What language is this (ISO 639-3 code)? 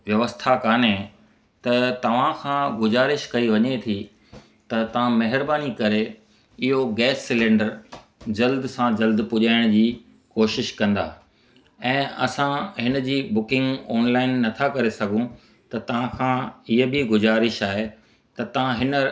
snd